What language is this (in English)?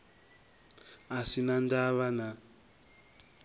Venda